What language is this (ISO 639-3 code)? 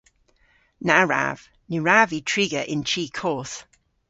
cor